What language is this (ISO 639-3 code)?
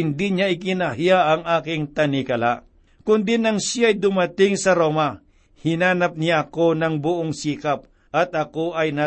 fil